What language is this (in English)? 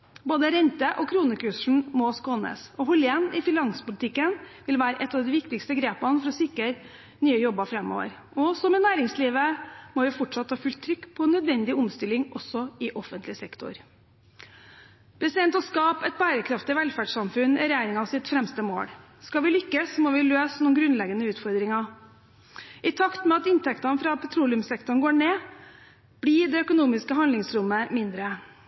Norwegian Bokmål